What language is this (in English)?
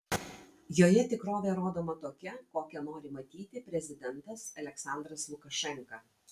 Lithuanian